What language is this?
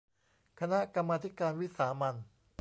Thai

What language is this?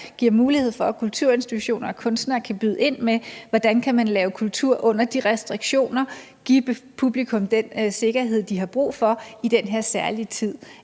Danish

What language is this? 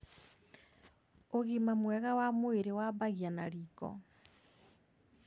Kikuyu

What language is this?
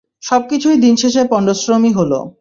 Bangla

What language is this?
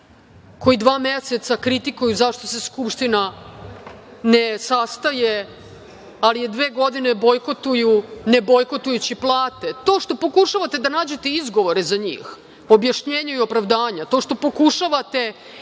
Serbian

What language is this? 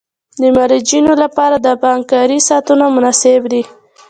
Pashto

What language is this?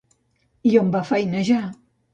Catalan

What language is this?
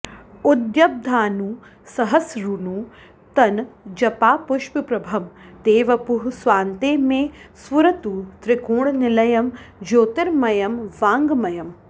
Sanskrit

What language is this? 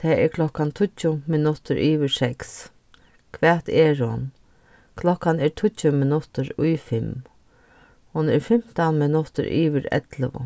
Faroese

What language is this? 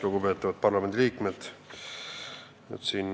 Estonian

